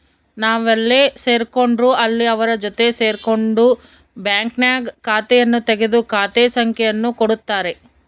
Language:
Kannada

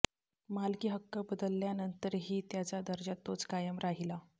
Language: Marathi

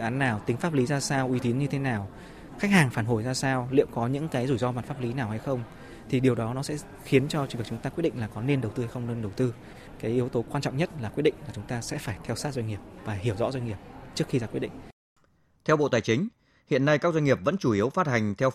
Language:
Vietnamese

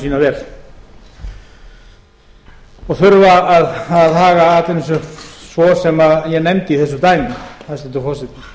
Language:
Icelandic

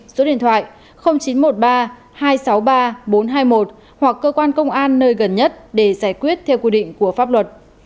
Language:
Vietnamese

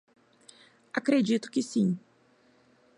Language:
Portuguese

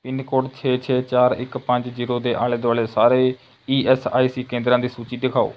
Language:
Punjabi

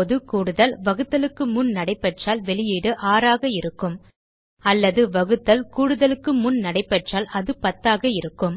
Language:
Tamil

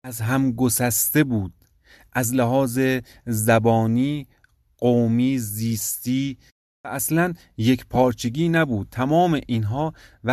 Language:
Persian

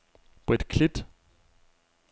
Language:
Danish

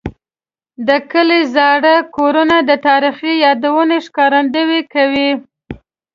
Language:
Pashto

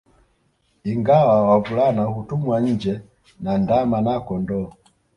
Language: Swahili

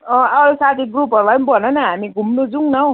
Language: Nepali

